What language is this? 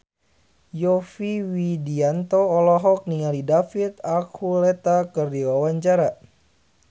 Sundanese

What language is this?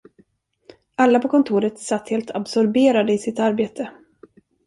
Swedish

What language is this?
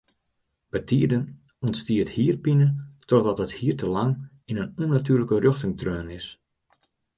Western Frisian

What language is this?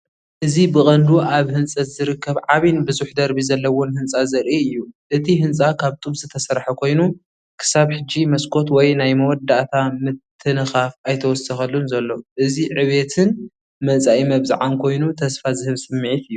Tigrinya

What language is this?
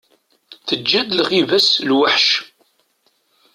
Kabyle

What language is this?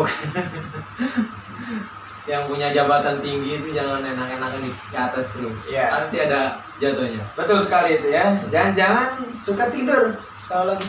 Indonesian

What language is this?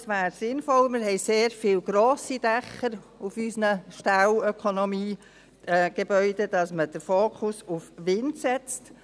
Swiss German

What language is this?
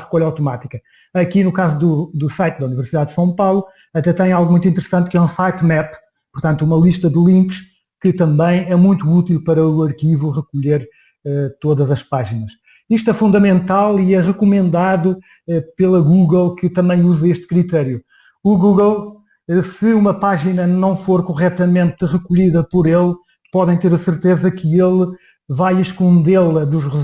Portuguese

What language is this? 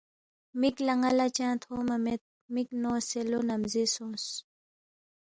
Balti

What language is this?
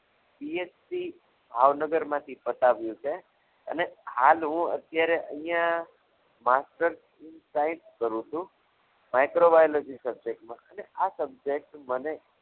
Gujarati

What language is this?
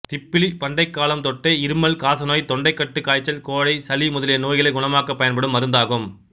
Tamil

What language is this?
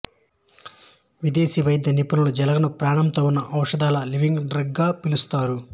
Telugu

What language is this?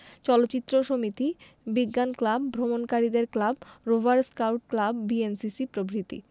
Bangla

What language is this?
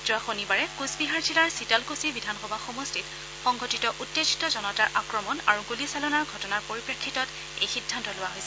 Assamese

